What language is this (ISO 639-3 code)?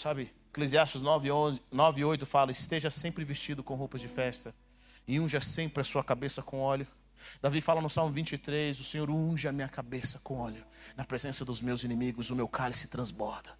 por